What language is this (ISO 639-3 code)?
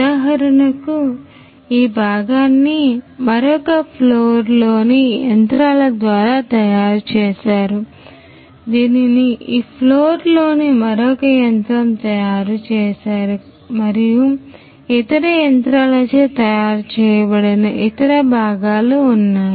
tel